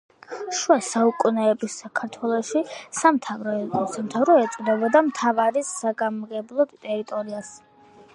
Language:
Georgian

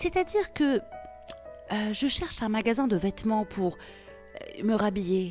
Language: French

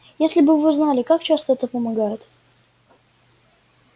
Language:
Russian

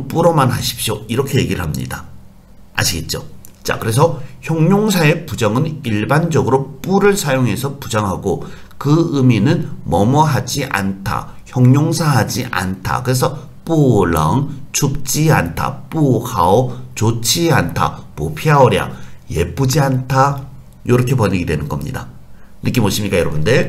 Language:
Korean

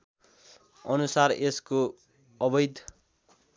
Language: Nepali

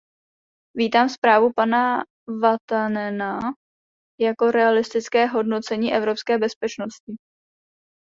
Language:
Czech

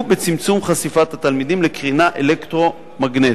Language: Hebrew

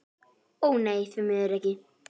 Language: Icelandic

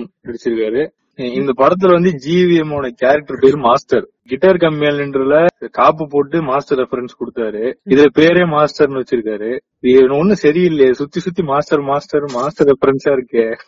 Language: Tamil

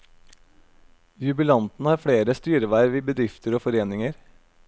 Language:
Norwegian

